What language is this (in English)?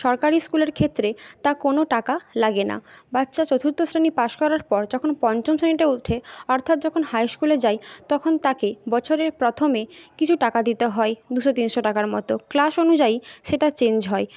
Bangla